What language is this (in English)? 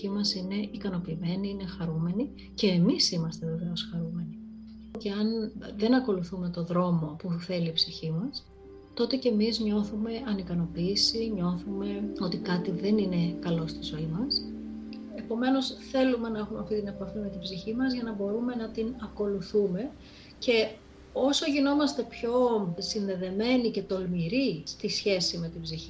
Greek